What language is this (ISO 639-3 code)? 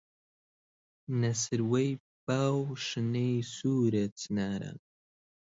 ckb